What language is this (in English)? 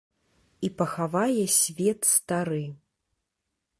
Belarusian